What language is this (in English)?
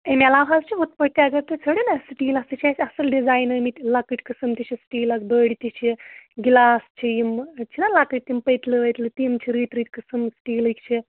Kashmiri